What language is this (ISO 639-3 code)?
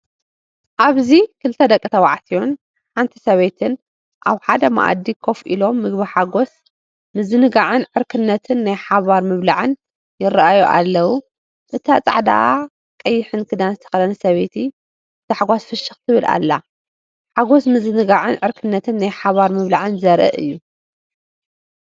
tir